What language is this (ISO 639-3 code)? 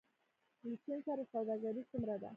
pus